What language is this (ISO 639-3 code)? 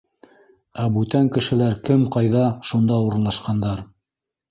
bak